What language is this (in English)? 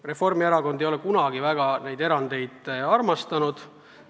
Estonian